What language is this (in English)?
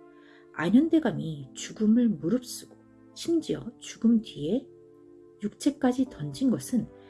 Korean